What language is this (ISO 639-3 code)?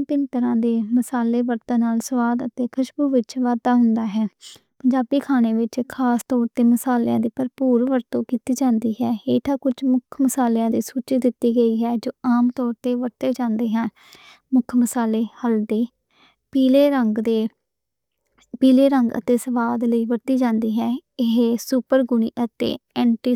lah